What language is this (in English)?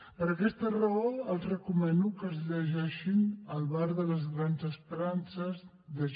Catalan